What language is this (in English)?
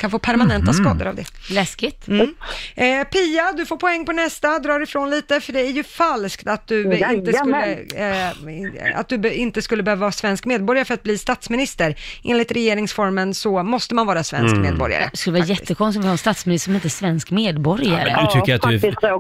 Swedish